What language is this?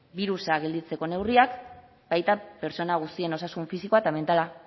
Basque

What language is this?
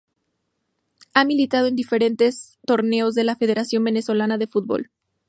Spanish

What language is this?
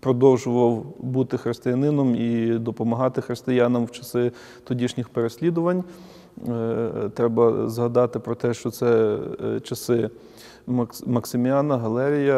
Ukrainian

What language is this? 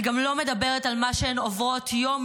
Hebrew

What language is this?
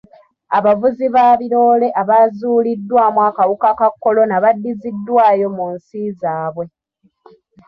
Ganda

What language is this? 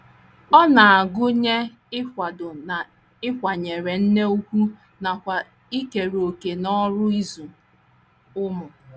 Igbo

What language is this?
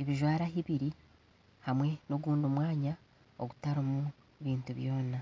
Nyankole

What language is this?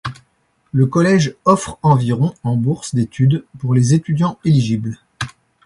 French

